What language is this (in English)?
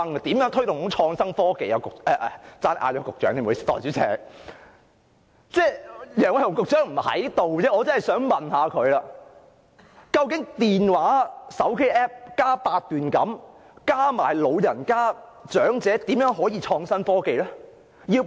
Cantonese